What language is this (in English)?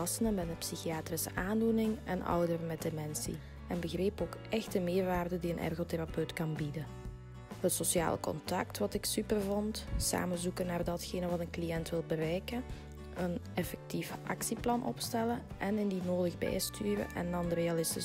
Dutch